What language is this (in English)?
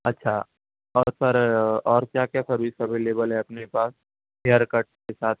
Urdu